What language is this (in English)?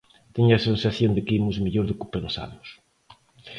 Galician